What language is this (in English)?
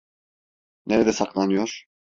Turkish